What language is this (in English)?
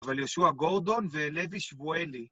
Hebrew